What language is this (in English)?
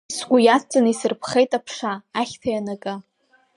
Abkhazian